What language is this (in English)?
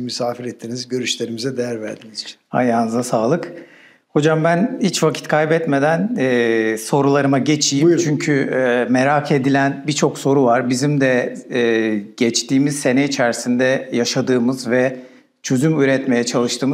Turkish